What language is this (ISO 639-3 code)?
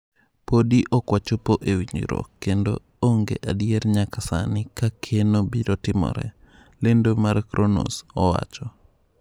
luo